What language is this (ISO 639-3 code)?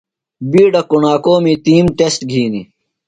phl